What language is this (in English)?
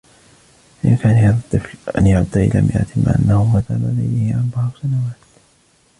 Arabic